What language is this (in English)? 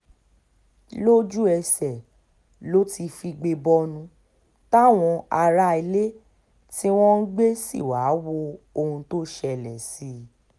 Yoruba